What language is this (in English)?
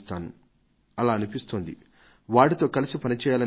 Telugu